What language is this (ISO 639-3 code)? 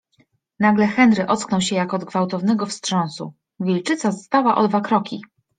pol